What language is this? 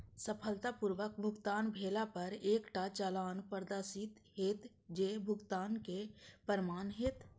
Maithili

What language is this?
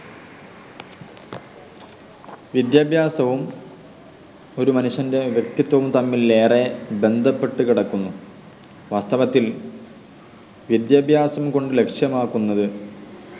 Malayalam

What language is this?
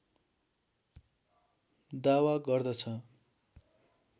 Nepali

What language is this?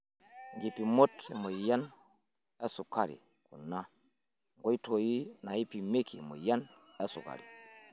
Masai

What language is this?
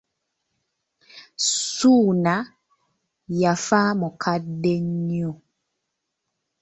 Ganda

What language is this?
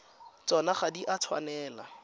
Tswana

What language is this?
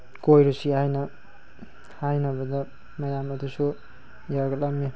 Manipuri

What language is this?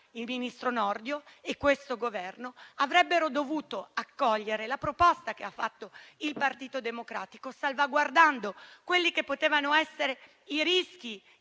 Italian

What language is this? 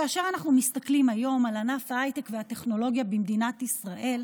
Hebrew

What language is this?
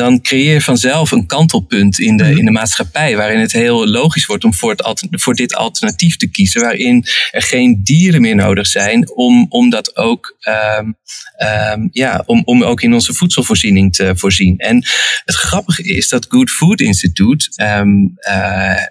Dutch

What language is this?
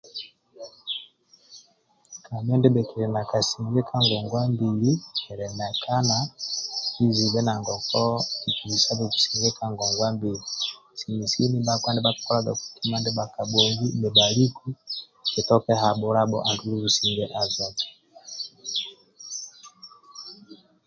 Amba (Uganda)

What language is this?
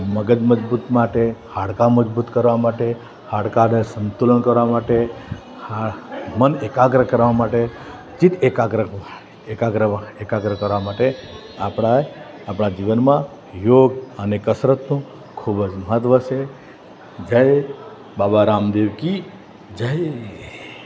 Gujarati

